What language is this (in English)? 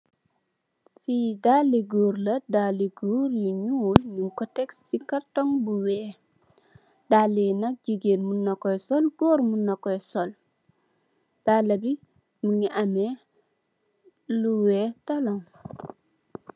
Wolof